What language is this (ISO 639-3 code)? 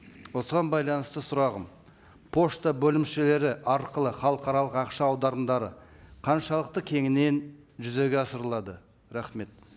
kaz